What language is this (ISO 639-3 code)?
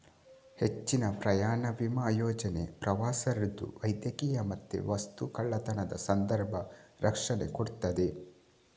kan